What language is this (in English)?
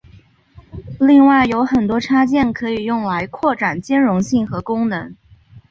Chinese